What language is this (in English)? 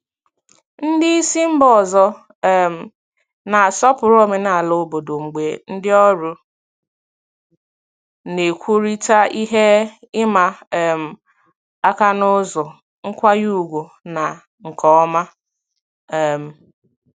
Igbo